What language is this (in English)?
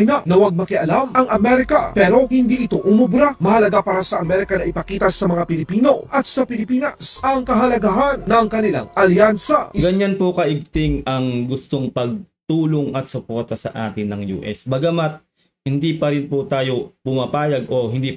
Filipino